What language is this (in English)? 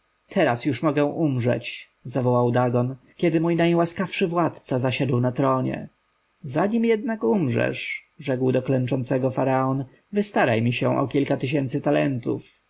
Polish